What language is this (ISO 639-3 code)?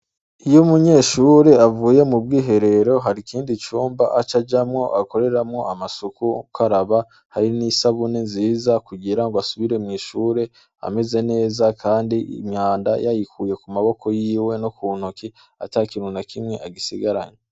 run